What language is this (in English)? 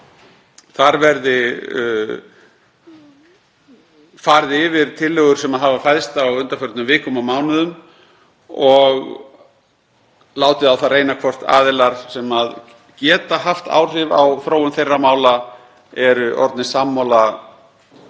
Icelandic